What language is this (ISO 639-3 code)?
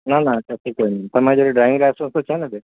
guj